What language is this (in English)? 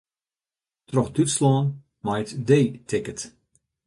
Western Frisian